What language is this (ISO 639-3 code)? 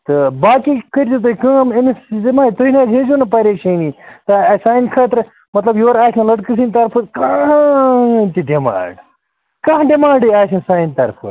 kas